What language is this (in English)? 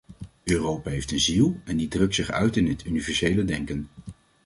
Dutch